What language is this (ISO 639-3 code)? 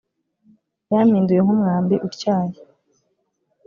kin